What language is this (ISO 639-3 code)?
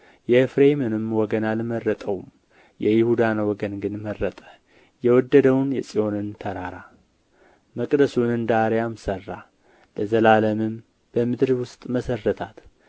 amh